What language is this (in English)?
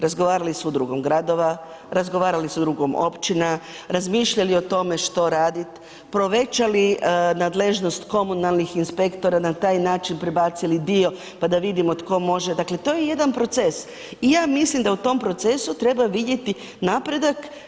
Croatian